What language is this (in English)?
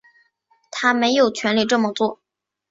Chinese